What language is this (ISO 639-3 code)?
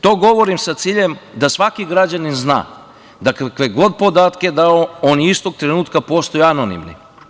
srp